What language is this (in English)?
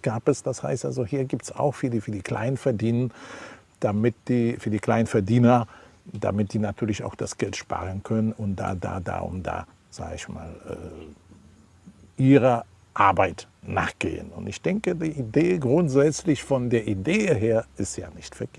German